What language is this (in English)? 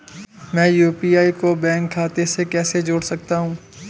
Hindi